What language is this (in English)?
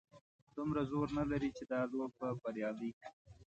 Pashto